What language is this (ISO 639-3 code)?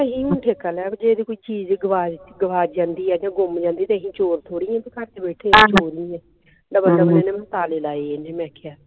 pan